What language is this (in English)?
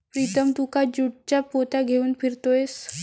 Marathi